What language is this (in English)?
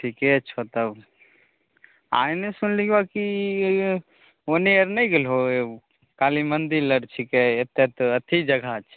Maithili